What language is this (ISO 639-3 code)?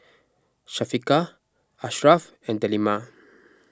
eng